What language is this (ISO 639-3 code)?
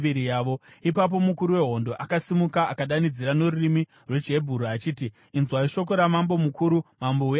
sna